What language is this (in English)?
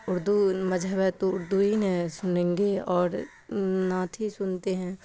Urdu